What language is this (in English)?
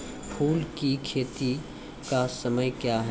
Maithili